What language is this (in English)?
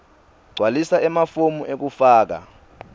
Swati